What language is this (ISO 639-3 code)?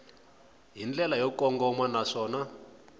tso